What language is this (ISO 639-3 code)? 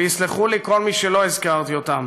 heb